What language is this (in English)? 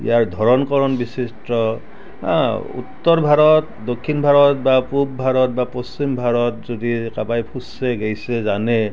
Assamese